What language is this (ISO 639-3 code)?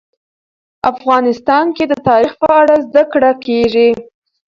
pus